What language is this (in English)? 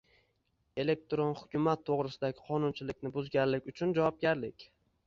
Uzbek